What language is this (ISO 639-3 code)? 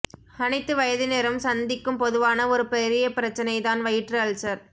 tam